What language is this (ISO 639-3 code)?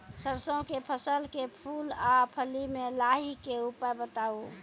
mai